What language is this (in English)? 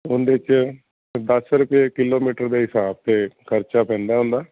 Punjabi